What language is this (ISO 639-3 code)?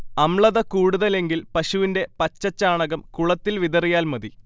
mal